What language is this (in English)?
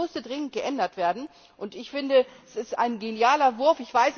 German